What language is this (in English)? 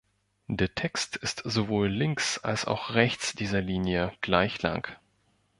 German